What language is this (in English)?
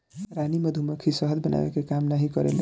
Bhojpuri